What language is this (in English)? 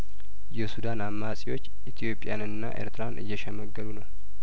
Amharic